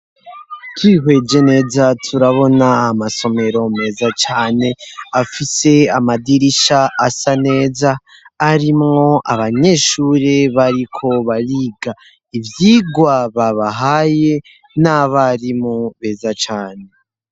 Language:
Rundi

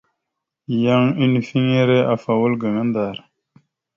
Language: Mada (Cameroon)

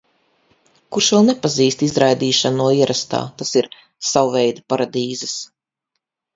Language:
Latvian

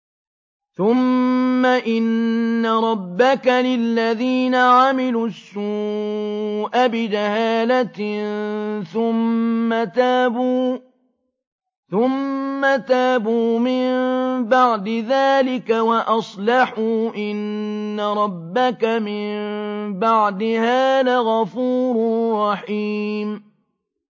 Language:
Arabic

